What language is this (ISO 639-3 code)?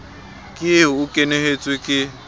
sot